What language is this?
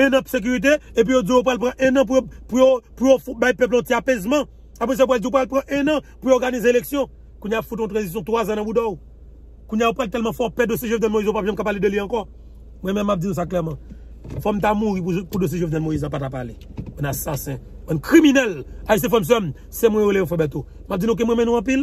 French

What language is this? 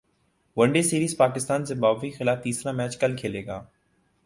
Urdu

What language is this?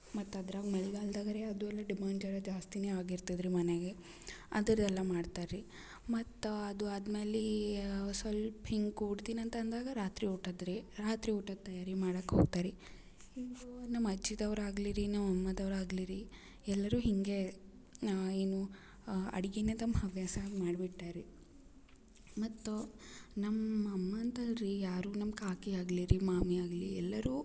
Kannada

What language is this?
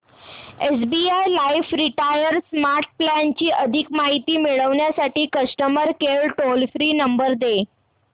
Marathi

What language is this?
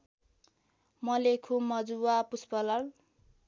Nepali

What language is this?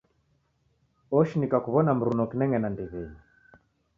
Taita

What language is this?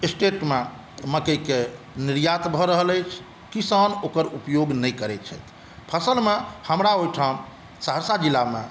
Maithili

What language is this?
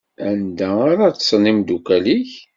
Kabyle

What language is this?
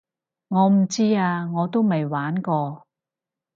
Cantonese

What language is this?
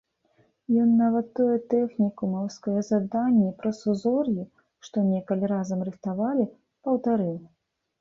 Belarusian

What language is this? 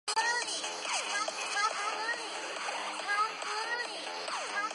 Chinese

